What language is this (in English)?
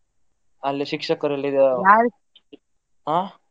Kannada